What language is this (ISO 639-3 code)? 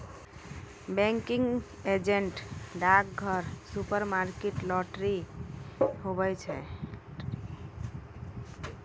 mai